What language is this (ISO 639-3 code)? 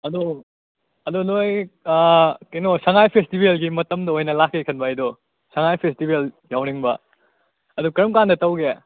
mni